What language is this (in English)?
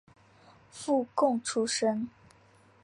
Chinese